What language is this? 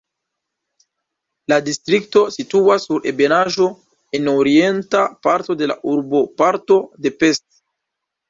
Esperanto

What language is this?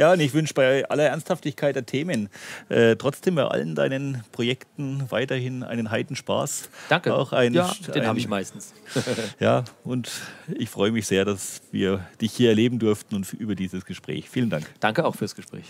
German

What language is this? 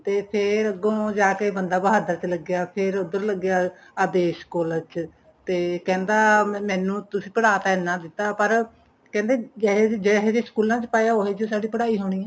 Punjabi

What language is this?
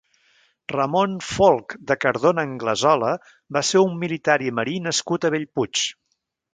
Catalan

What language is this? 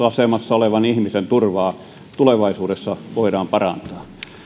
Finnish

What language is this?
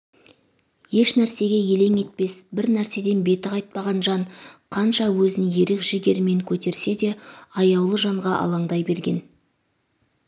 Kazakh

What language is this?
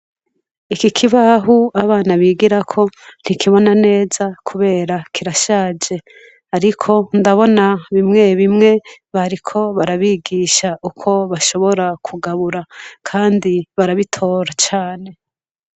Rundi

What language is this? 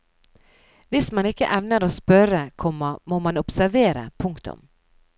Norwegian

